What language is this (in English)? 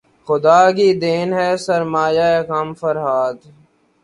Urdu